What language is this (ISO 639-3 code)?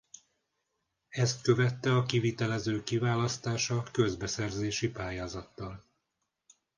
hun